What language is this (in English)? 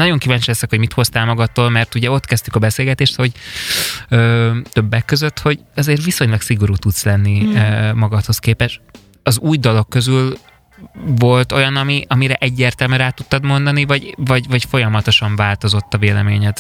Hungarian